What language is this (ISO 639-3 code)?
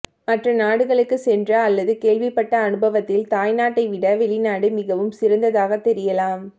tam